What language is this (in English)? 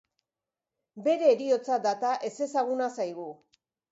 Basque